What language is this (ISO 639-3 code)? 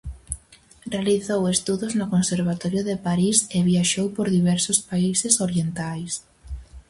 glg